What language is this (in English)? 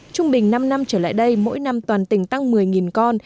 Vietnamese